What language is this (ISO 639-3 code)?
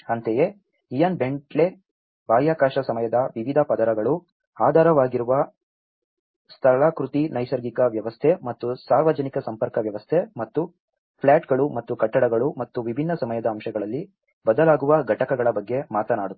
kan